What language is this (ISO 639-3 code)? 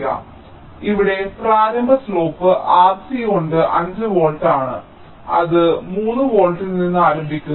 mal